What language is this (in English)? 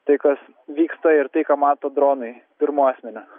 Lithuanian